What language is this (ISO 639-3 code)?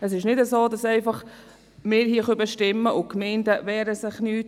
gsw